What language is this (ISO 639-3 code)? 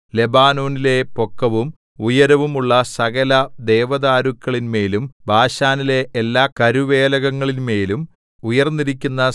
mal